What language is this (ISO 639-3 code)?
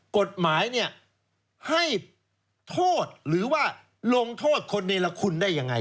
tha